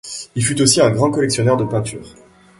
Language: French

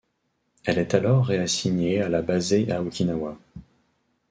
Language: French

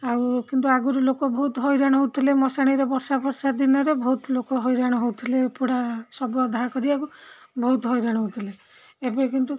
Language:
Odia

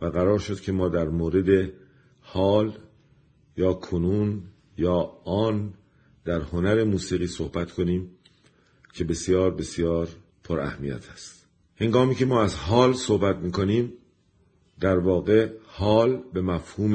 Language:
Persian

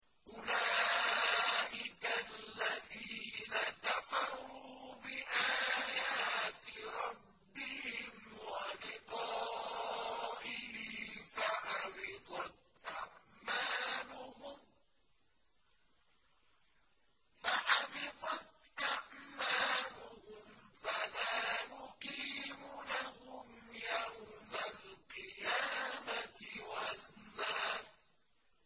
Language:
Arabic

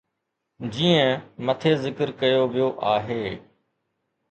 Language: Sindhi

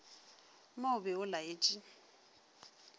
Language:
Northern Sotho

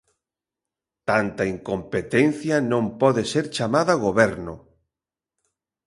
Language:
Galician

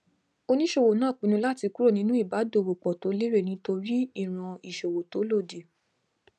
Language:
Yoruba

